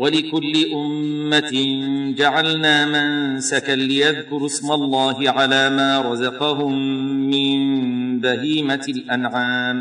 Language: Arabic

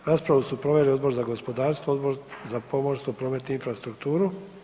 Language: Croatian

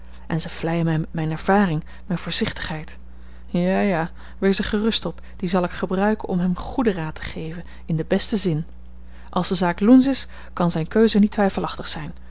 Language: Dutch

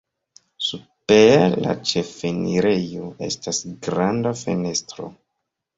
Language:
Esperanto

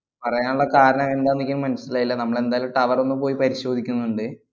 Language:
Malayalam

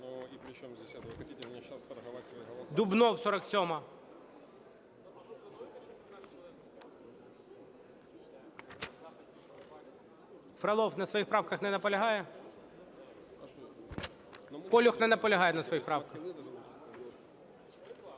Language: Ukrainian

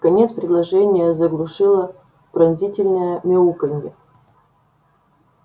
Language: Russian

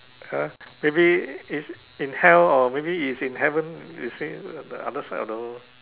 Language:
English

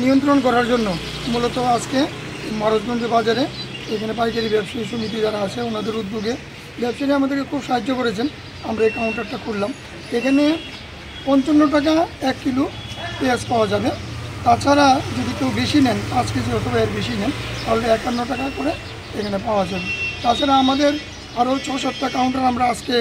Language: Turkish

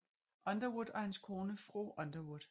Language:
Danish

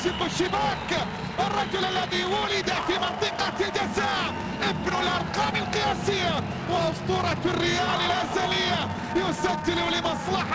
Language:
Arabic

